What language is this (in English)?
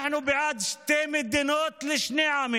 Hebrew